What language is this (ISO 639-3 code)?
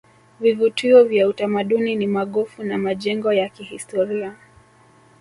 swa